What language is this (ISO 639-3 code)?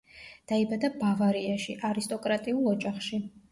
kat